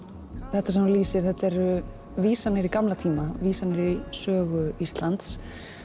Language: Icelandic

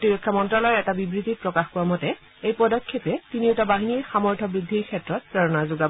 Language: Assamese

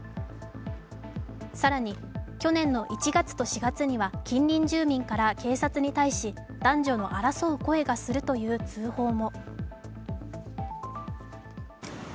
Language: Japanese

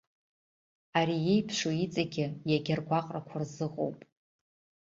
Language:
Abkhazian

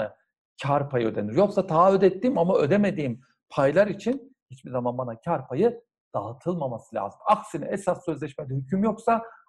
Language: Turkish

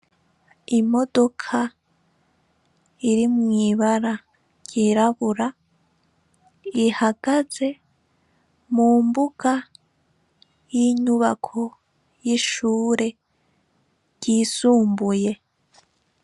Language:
Rundi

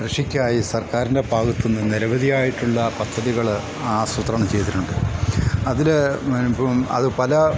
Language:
Malayalam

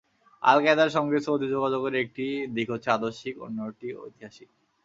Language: Bangla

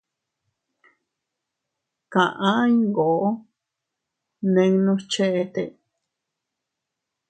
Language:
Teutila Cuicatec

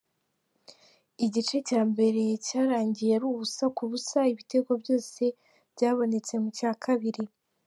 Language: Kinyarwanda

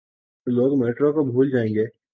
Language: Urdu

